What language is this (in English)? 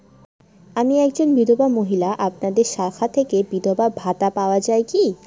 Bangla